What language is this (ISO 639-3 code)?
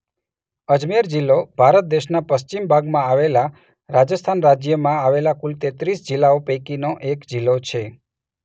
guj